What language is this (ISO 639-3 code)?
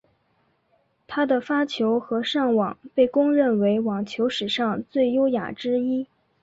zho